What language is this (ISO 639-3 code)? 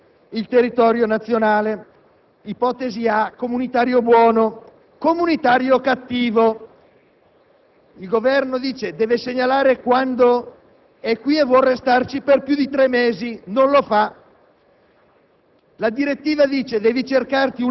ita